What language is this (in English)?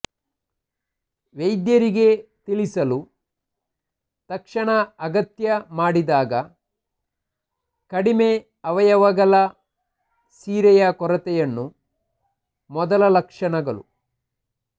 Kannada